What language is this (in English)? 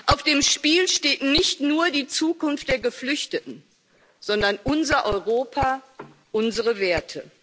German